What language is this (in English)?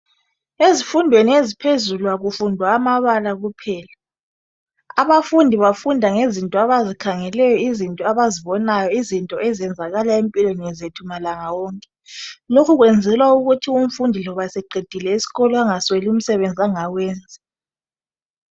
North Ndebele